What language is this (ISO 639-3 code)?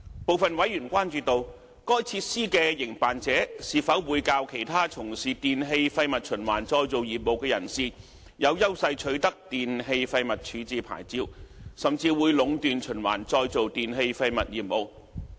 yue